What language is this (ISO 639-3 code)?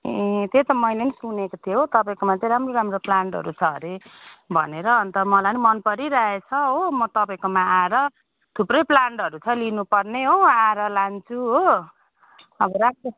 nep